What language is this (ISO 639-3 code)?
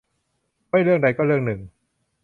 tha